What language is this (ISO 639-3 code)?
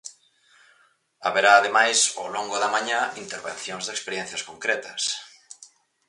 glg